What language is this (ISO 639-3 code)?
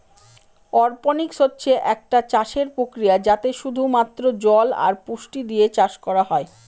ben